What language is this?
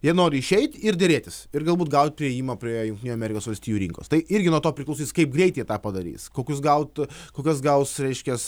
Lithuanian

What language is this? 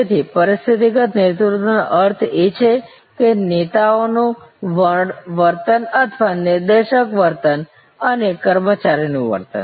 Gujarati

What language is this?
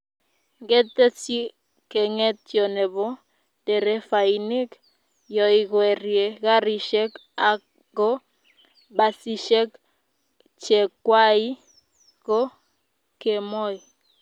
Kalenjin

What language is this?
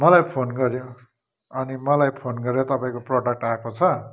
Nepali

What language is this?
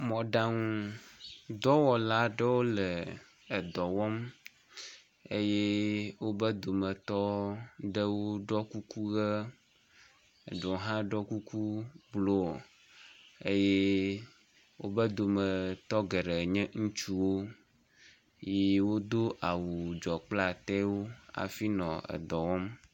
Ewe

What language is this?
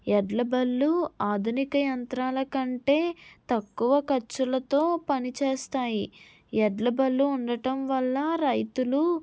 Telugu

